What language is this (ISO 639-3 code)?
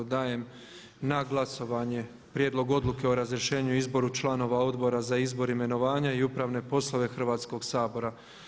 hrv